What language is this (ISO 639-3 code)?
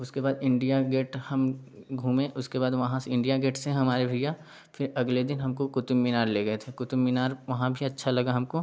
hin